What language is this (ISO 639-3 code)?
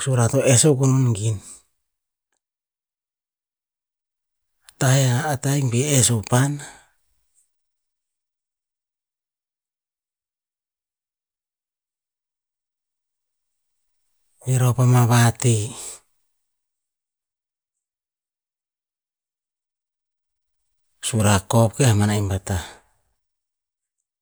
tpz